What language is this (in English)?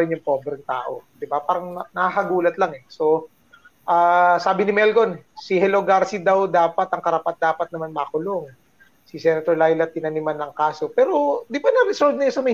Filipino